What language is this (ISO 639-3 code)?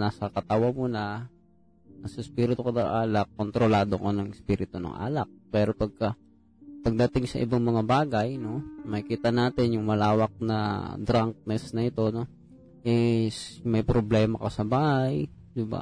fil